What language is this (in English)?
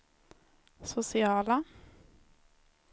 Swedish